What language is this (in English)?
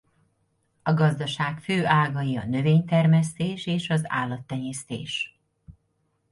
Hungarian